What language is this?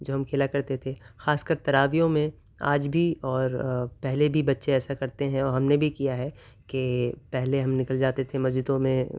Urdu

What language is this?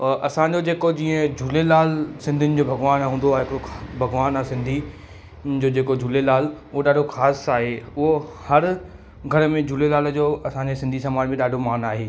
Sindhi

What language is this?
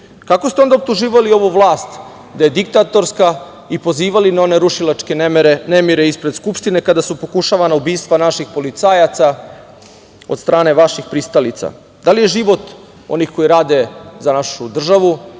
Serbian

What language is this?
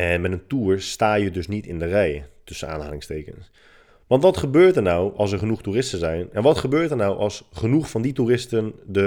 Dutch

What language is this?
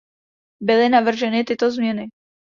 Czech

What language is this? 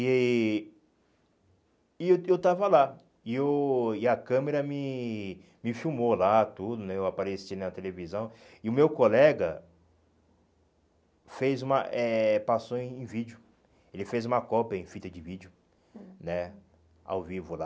Portuguese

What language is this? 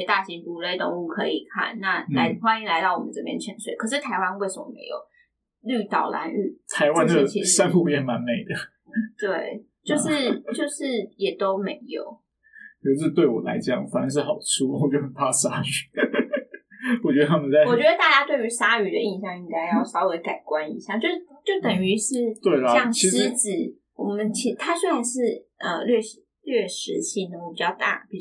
Chinese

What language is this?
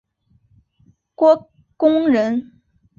Chinese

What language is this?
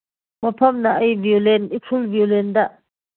Manipuri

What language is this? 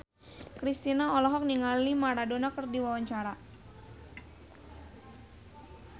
Sundanese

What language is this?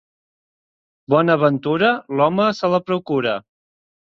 Catalan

